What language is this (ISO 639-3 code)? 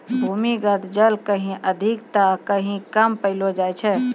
mai